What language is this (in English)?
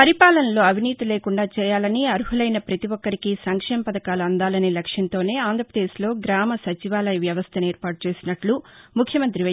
Telugu